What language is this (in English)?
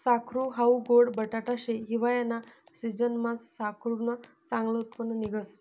Marathi